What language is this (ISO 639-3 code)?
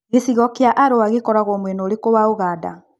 kik